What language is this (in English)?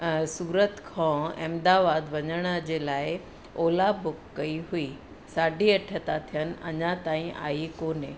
Sindhi